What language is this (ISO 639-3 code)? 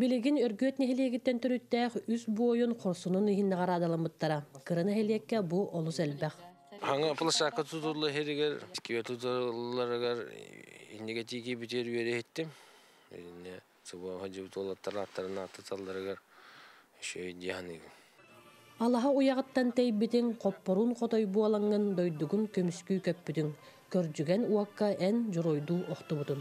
tur